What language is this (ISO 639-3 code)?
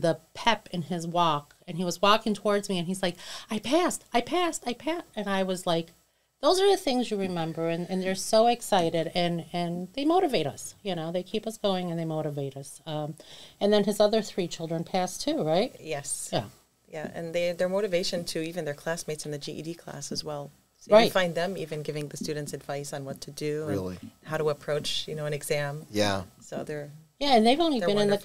eng